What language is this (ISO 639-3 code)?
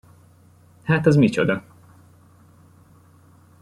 hun